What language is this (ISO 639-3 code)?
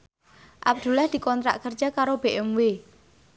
jav